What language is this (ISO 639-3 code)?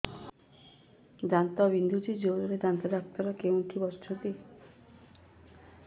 ori